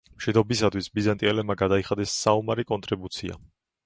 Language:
Georgian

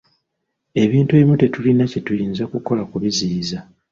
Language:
Ganda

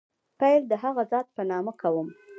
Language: Pashto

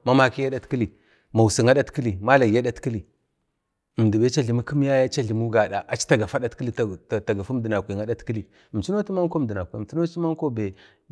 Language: Bade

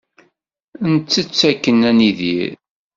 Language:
Kabyle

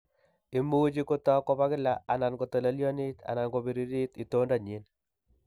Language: Kalenjin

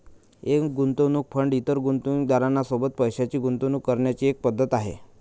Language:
Marathi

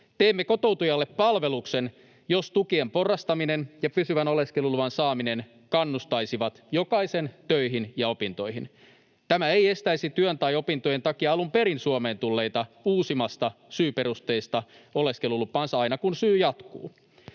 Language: Finnish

